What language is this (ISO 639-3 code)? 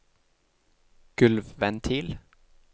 nor